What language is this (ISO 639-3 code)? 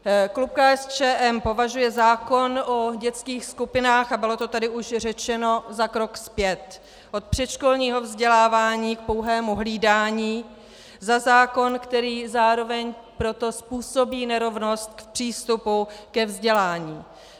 ces